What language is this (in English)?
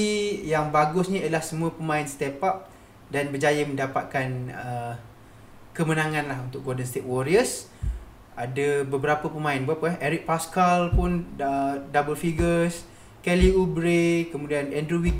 Malay